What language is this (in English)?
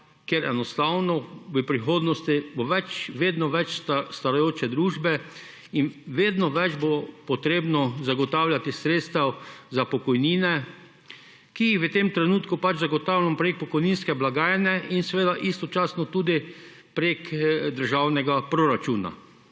Slovenian